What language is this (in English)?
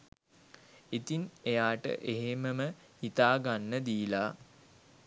Sinhala